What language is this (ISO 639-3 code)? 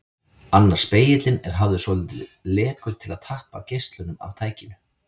isl